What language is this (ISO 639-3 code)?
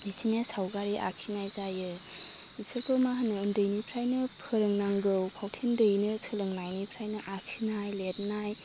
brx